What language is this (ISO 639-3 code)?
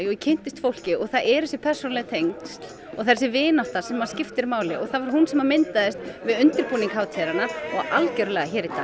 isl